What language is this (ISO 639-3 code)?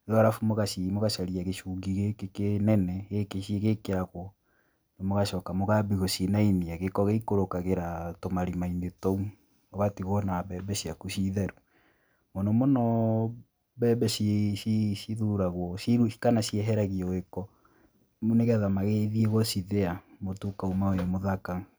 kik